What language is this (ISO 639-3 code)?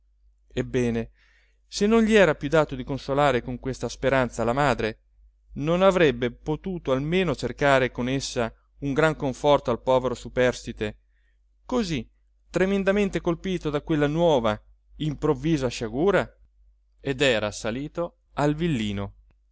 ita